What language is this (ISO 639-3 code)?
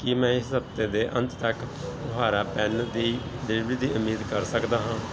pan